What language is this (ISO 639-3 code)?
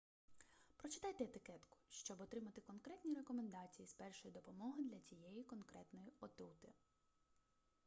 ukr